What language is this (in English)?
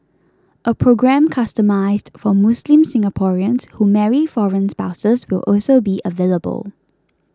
English